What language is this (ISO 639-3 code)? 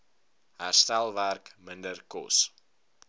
afr